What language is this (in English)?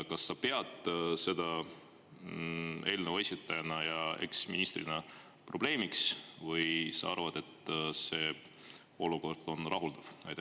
Estonian